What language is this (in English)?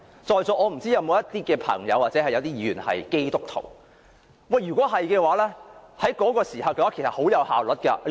Cantonese